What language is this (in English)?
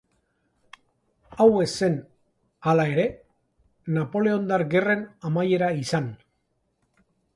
Basque